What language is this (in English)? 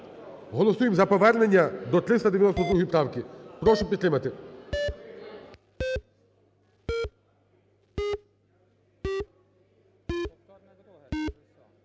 Ukrainian